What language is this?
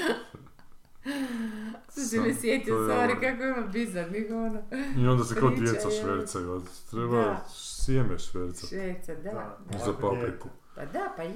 Croatian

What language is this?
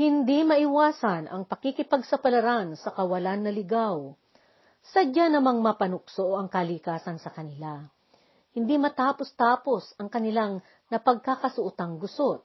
Filipino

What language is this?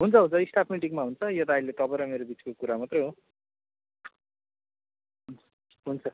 Nepali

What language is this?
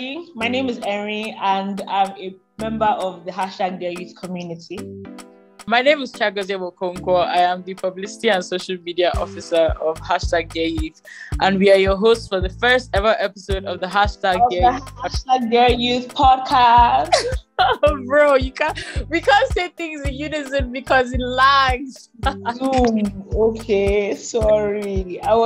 English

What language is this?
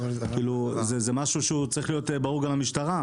Hebrew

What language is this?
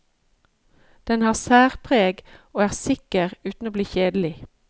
Norwegian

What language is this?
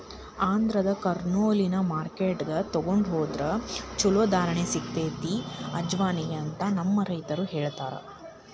Kannada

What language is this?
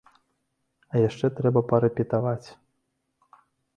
Belarusian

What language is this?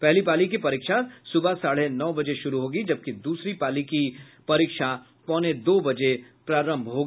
Hindi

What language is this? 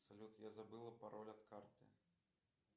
Russian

